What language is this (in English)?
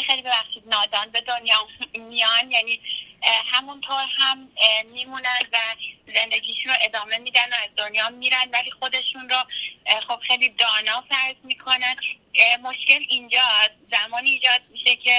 Persian